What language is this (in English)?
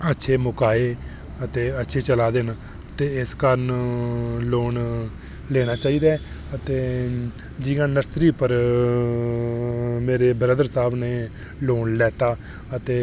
Dogri